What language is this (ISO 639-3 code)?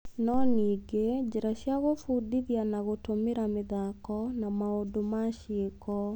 kik